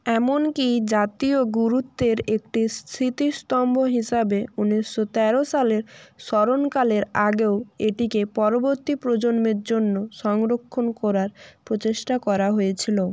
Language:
Bangla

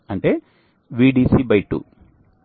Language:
Telugu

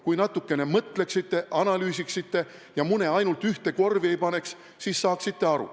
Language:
Estonian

